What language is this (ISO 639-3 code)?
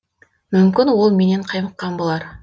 kaz